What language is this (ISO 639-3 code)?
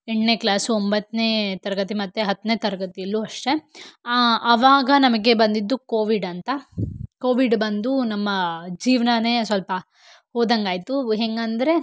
kan